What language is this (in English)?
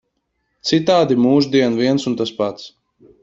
Latvian